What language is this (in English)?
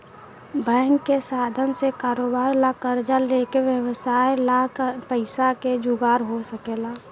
Bhojpuri